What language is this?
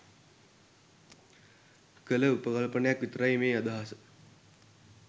Sinhala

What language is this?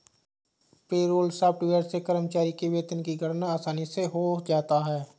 Hindi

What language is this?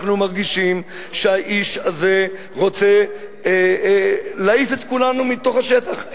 Hebrew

